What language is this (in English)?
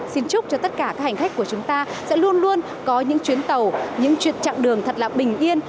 Vietnamese